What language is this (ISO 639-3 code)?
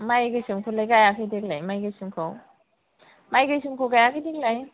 brx